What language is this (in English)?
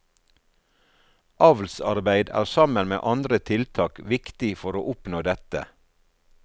Norwegian